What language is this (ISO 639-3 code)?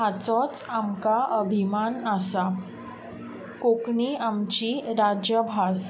kok